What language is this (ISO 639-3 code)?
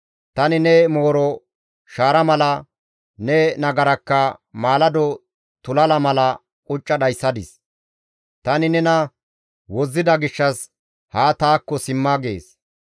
gmv